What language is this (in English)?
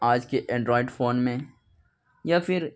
Urdu